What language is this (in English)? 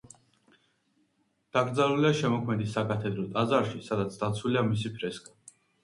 Georgian